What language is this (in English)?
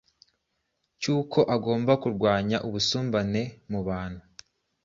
Kinyarwanda